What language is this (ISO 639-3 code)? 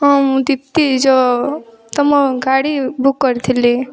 ori